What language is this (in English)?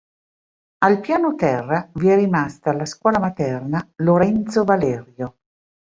Italian